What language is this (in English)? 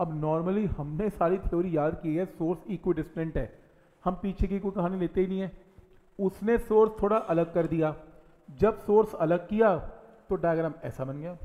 Hindi